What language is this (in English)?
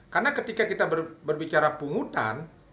Indonesian